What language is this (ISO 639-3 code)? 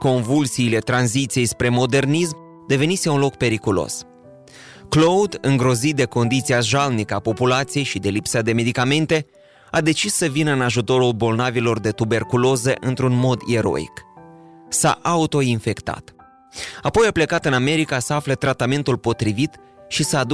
ron